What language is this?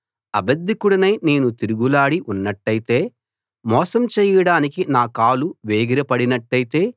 Telugu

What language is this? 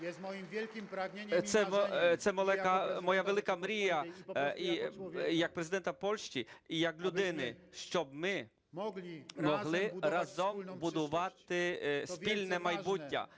Ukrainian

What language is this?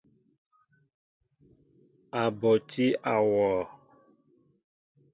Mbo (Cameroon)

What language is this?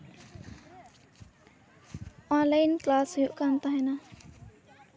Santali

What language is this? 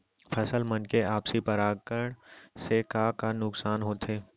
Chhattisgarhi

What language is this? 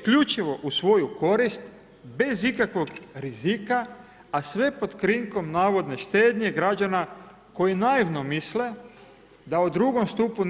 Croatian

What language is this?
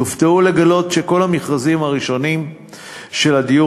Hebrew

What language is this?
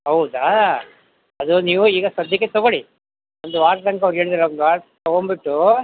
Kannada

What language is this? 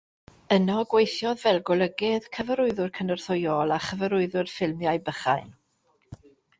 Welsh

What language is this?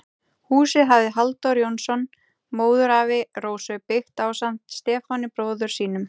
Icelandic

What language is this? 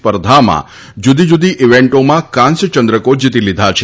Gujarati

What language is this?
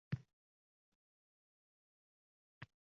Uzbek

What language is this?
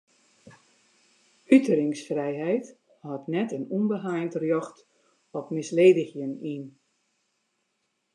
Western Frisian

